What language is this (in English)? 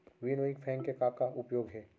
Chhattisgarhi